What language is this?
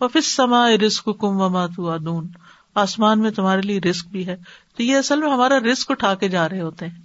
Urdu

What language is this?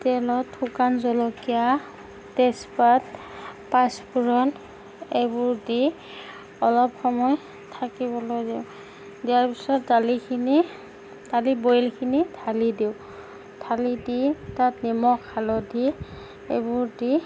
Assamese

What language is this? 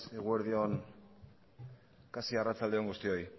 Basque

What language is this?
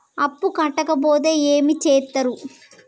Telugu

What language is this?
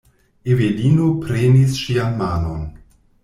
Esperanto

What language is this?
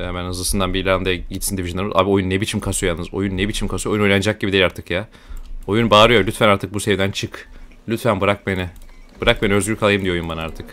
Turkish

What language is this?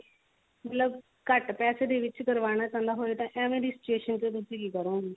Punjabi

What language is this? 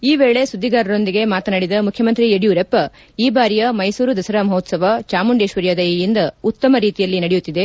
Kannada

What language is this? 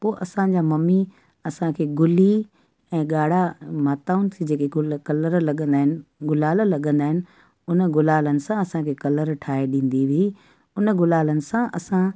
Sindhi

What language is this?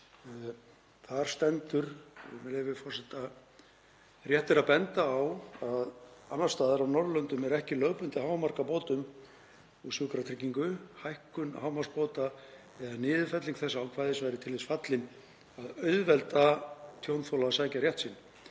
Icelandic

